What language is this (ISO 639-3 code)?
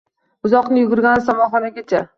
uzb